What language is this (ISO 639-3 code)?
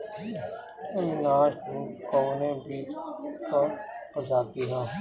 bho